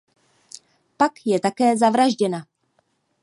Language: Czech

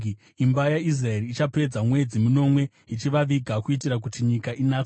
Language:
Shona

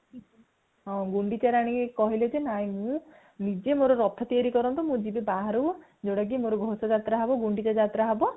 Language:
Odia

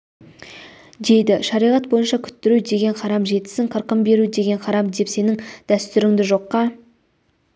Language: Kazakh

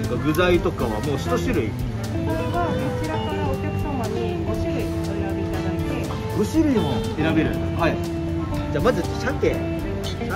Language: Japanese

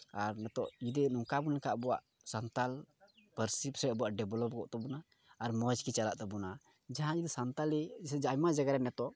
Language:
Santali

